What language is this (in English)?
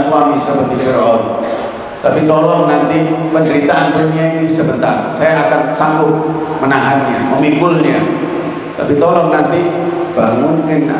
Indonesian